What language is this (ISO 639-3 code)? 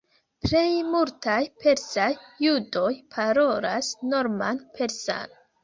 epo